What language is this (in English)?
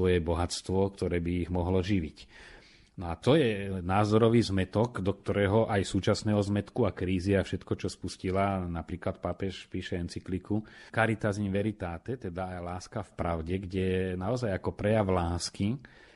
Slovak